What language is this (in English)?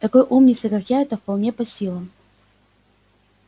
Russian